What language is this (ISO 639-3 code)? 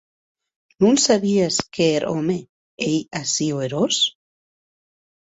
oci